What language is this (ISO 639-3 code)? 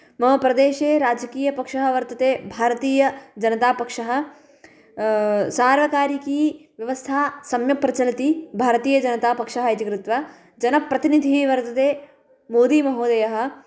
san